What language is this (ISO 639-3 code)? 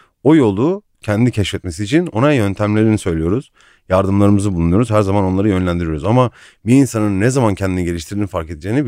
tur